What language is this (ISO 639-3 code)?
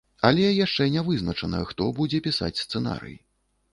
bel